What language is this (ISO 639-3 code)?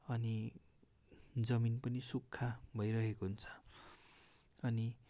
nep